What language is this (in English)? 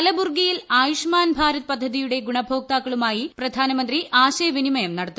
Malayalam